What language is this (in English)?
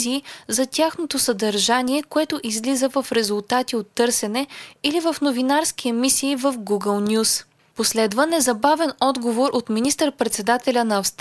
Bulgarian